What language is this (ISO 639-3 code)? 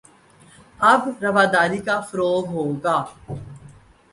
urd